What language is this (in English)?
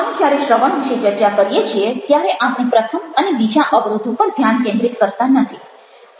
Gujarati